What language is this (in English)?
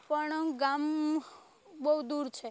Gujarati